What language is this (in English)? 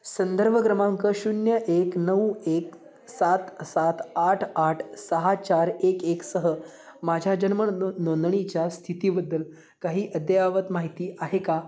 Marathi